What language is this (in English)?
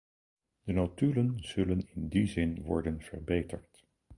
Dutch